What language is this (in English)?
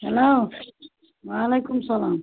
Kashmiri